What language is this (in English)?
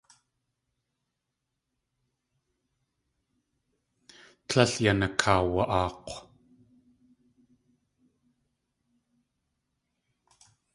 Tlingit